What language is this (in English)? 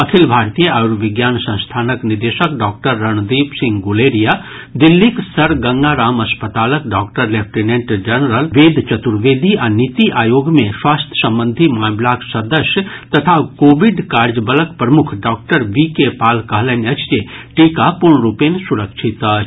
Maithili